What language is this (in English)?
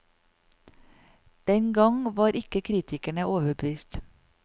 Norwegian